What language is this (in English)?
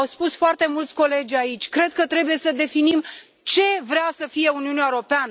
Romanian